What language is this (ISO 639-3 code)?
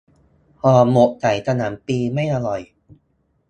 tha